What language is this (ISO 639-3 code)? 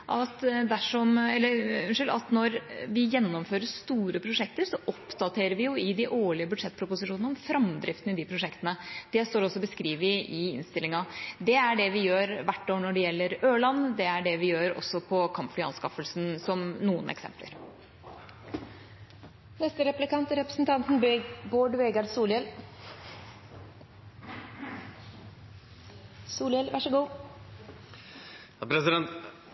nor